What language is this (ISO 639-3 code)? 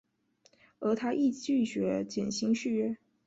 zho